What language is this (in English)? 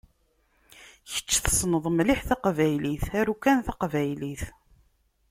Kabyle